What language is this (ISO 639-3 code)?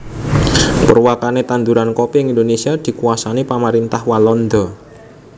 jav